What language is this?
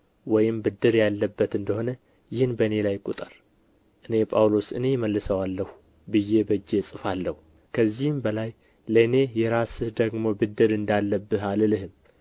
Amharic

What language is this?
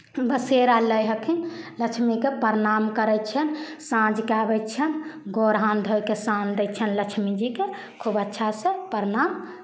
Maithili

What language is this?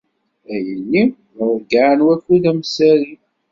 Kabyle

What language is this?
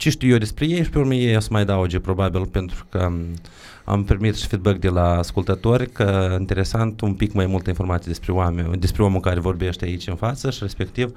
Romanian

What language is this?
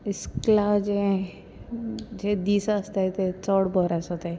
Konkani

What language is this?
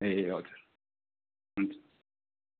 Nepali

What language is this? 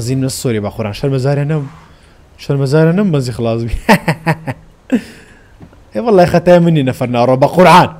Arabic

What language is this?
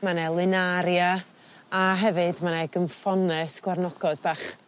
Welsh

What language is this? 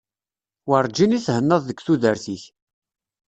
Kabyle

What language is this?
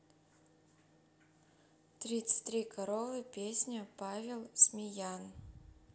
Russian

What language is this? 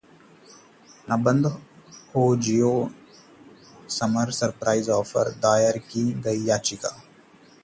Hindi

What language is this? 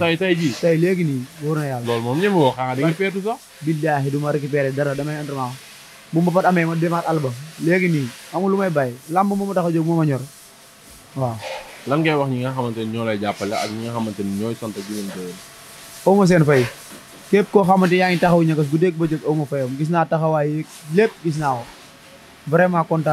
Indonesian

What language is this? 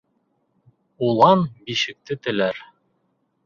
Bashkir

